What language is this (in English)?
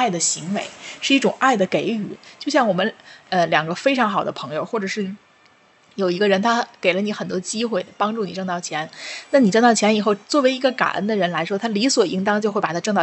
Chinese